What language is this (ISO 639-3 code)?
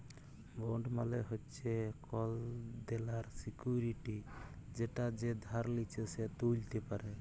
ben